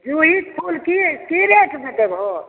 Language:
Maithili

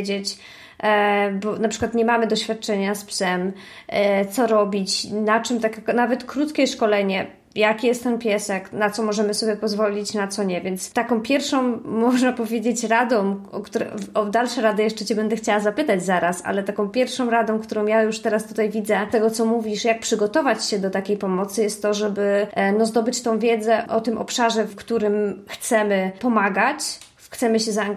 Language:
Polish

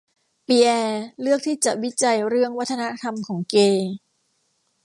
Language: Thai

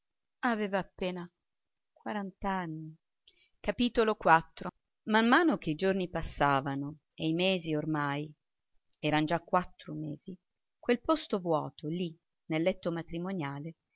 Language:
Italian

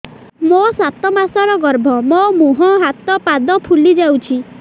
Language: Odia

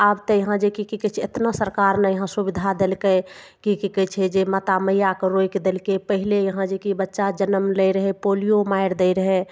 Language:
Maithili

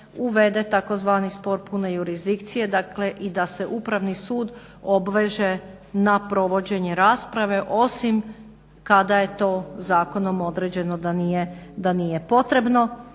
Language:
Croatian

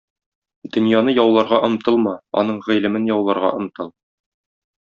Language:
Tatar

